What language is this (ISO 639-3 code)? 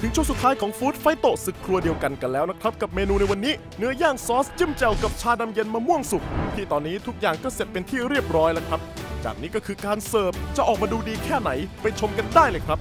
tha